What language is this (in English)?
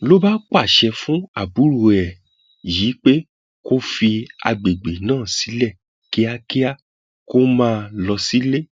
Yoruba